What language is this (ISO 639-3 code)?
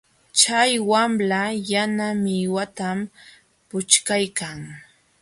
qxw